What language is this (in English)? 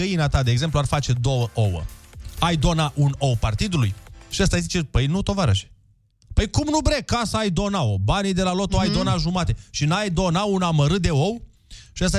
Romanian